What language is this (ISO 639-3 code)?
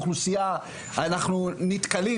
heb